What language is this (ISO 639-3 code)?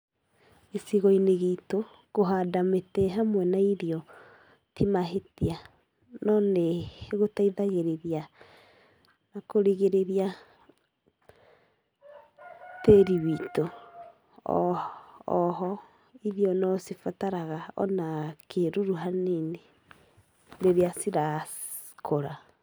kik